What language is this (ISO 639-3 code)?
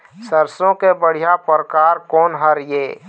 hne